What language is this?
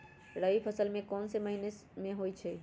Magahi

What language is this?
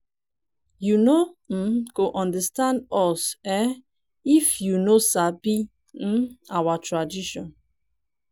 Nigerian Pidgin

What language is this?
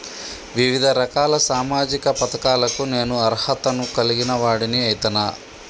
Telugu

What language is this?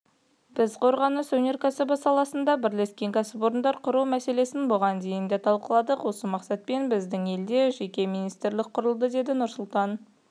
Kazakh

